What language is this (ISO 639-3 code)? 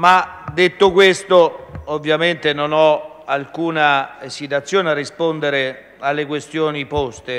ita